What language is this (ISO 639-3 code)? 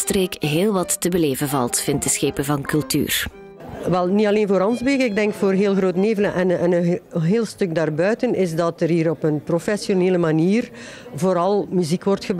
nld